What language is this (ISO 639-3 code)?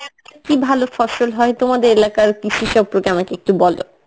ben